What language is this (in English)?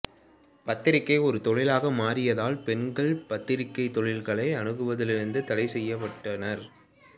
Tamil